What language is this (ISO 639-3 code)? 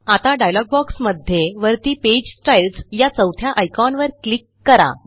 mar